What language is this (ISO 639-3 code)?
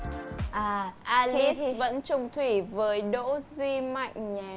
vie